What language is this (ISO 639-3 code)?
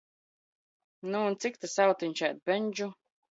lav